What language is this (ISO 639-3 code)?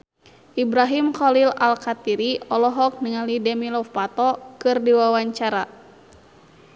sun